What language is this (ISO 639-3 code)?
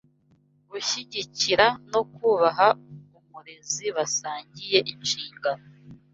kin